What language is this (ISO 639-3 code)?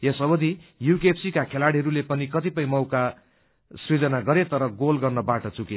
nep